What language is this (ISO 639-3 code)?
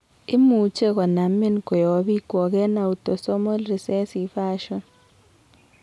kln